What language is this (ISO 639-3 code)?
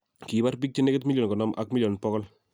kln